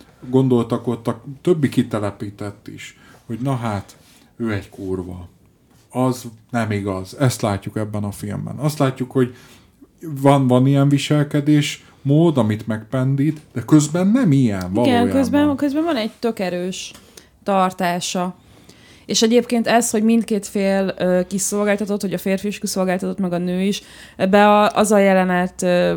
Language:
Hungarian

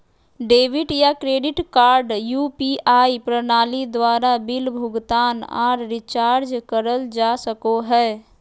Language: Magahi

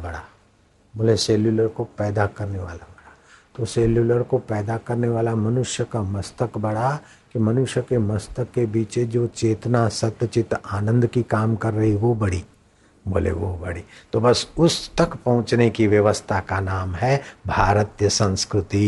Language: Hindi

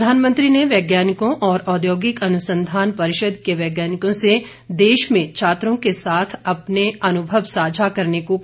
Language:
Hindi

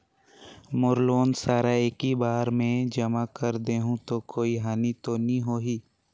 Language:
Chhattisgarhi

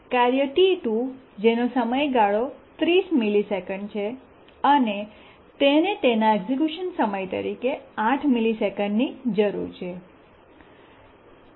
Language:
Gujarati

